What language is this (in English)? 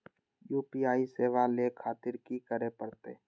Maithili